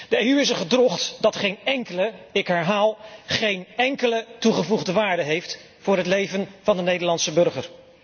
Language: Dutch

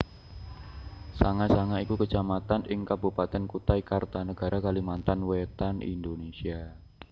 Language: Javanese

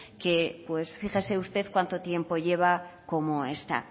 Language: Spanish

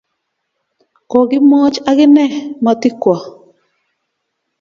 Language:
Kalenjin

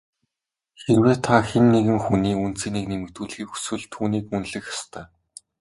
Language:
Mongolian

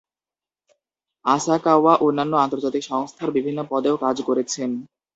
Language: Bangla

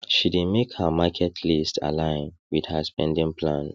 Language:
Nigerian Pidgin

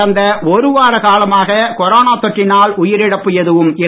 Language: Tamil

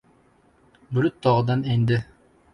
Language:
Uzbek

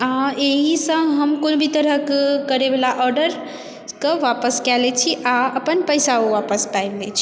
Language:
Maithili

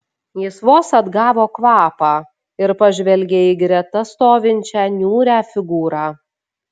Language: Lithuanian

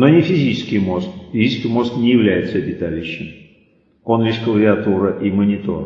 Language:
Russian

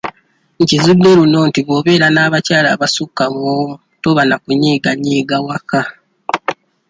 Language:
Ganda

